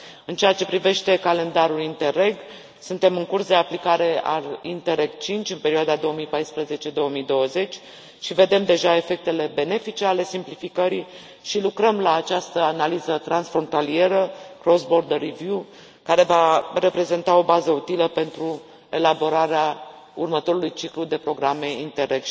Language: Romanian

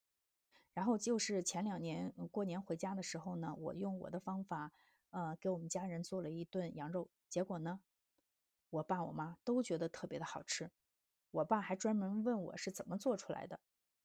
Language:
Chinese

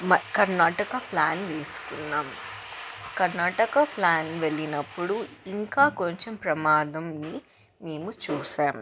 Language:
Telugu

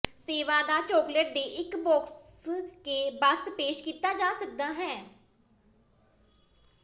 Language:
Punjabi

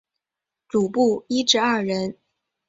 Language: Chinese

